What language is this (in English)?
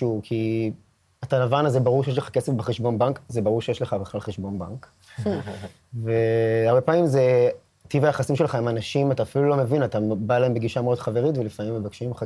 Hebrew